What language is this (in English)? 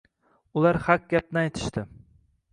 Uzbek